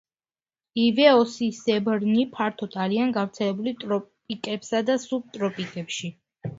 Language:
Georgian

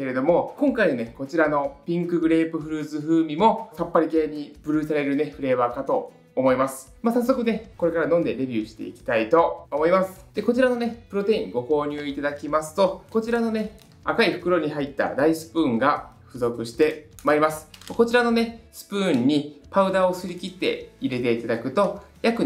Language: Japanese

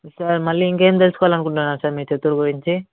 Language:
Telugu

